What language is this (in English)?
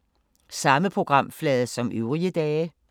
Danish